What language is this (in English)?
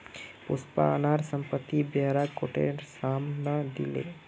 Magahi